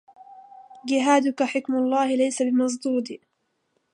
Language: Arabic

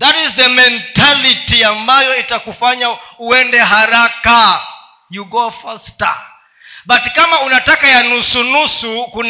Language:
Swahili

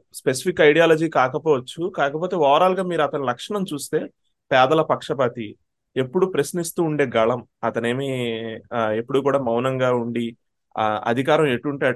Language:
Telugu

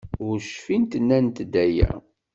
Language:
Kabyle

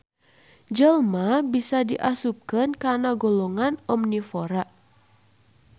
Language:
Sundanese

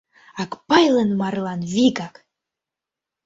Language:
Mari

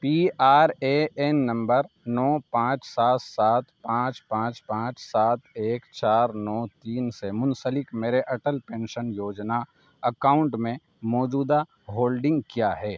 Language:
Urdu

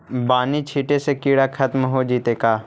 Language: Magahi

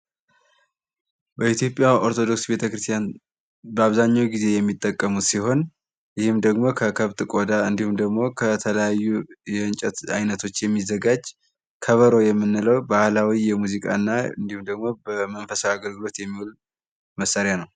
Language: Amharic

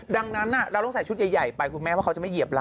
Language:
Thai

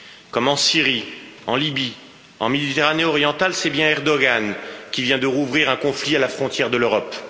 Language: French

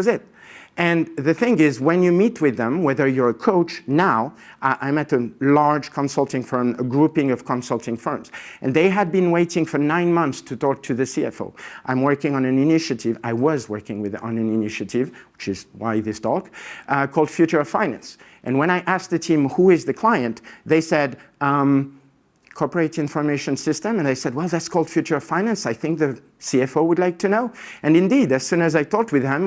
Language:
English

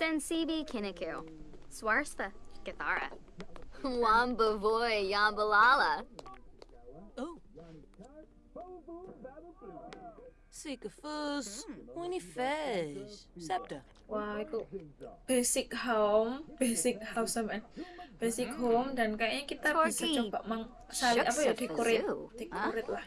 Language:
Indonesian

